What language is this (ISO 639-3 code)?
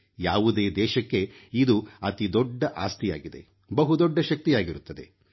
kan